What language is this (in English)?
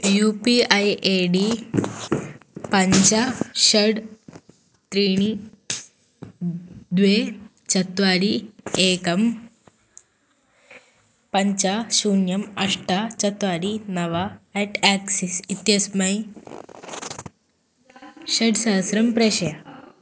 Sanskrit